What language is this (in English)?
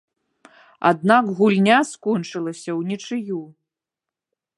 Belarusian